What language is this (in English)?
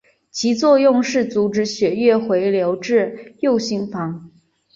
Chinese